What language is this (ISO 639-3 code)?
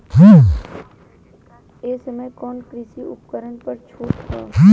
bho